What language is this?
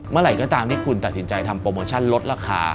Thai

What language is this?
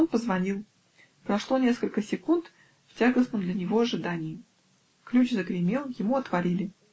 Russian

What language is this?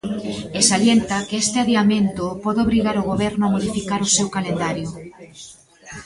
Galician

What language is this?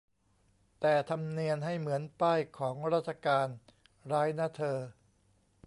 Thai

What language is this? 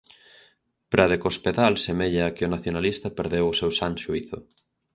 Galician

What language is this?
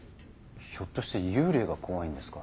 Japanese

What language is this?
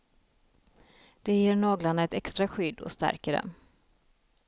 Swedish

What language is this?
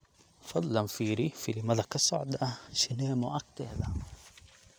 Somali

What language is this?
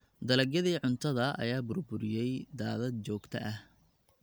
Somali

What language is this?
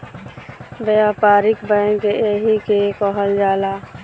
Bhojpuri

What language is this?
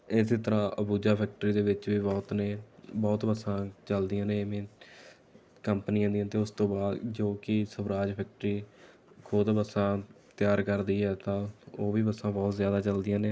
Punjabi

